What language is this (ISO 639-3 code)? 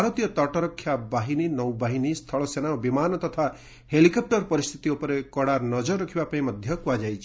ori